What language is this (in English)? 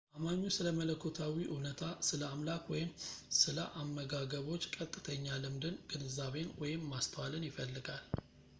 Amharic